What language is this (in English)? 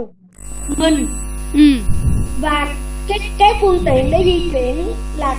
Vietnamese